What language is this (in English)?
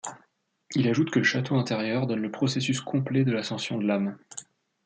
French